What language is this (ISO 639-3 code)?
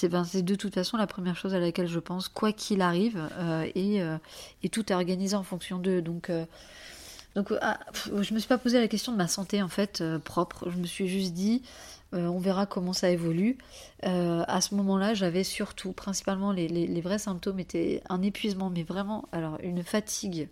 fra